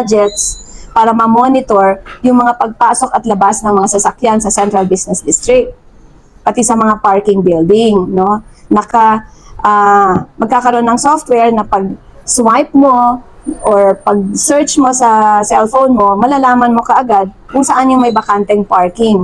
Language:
Filipino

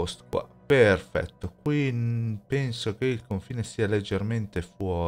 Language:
Italian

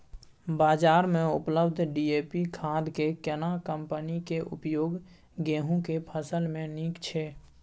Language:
Maithili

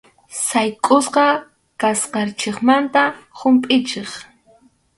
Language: Arequipa-La Unión Quechua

